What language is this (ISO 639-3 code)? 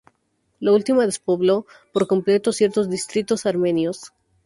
spa